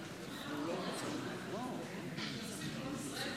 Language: Hebrew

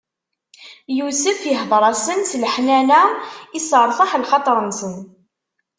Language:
Kabyle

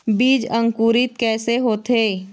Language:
Chhattisgarhi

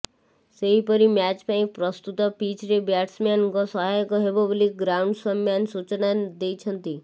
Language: Odia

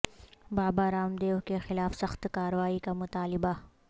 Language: Urdu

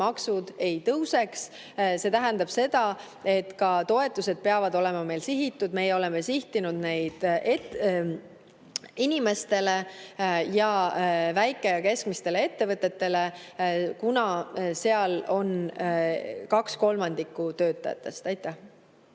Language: Estonian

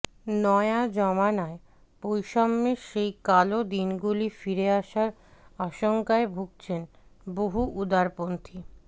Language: Bangla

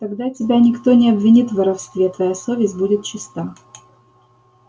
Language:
Russian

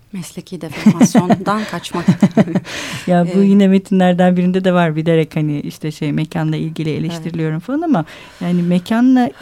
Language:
Turkish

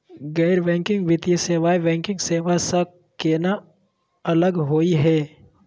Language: Magahi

